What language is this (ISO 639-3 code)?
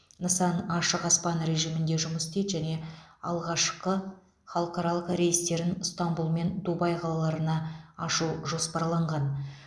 kaz